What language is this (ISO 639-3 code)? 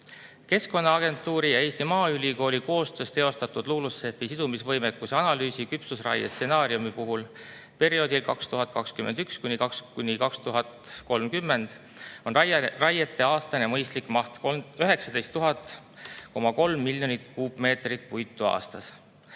est